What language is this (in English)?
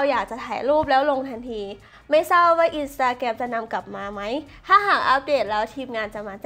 Thai